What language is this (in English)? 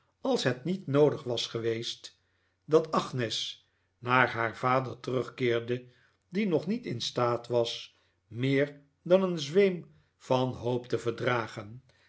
Dutch